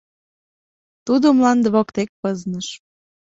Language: Mari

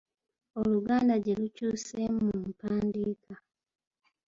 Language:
Ganda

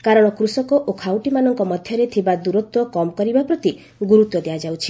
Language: Odia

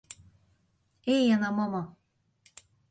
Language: Hungarian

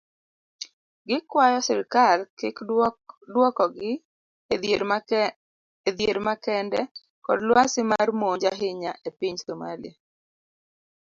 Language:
Luo (Kenya and Tanzania)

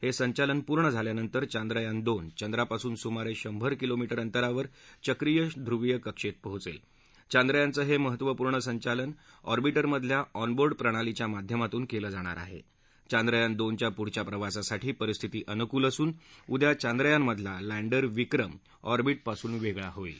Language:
Marathi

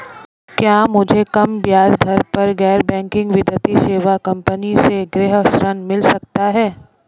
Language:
Hindi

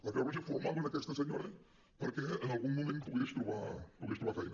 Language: Catalan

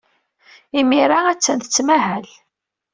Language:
Kabyle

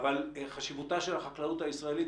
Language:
Hebrew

